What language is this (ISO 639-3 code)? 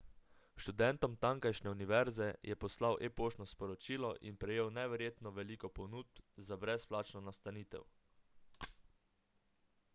slv